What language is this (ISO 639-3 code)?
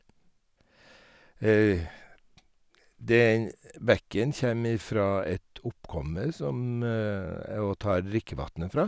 nor